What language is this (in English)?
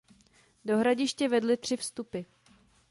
Czech